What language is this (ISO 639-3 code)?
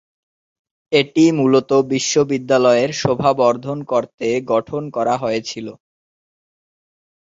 ben